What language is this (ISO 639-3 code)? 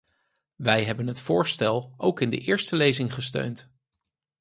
nld